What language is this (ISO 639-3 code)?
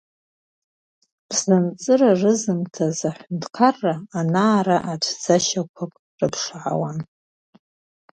abk